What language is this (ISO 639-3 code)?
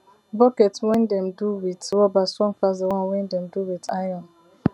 pcm